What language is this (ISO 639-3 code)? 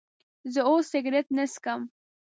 pus